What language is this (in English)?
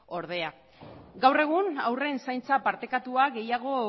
Basque